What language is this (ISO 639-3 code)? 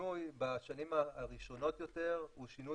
heb